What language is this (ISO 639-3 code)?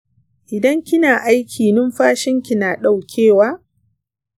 hau